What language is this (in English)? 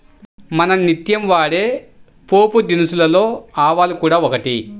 Telugu